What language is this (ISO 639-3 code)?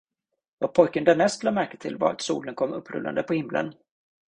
swe